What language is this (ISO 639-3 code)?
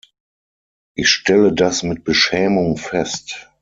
deu